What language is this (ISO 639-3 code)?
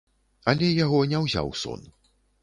bel